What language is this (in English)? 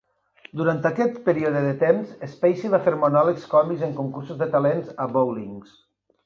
Catalan